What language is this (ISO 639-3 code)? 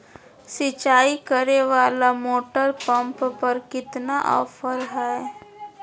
mag